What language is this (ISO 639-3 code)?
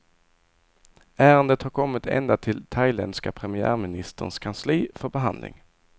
swe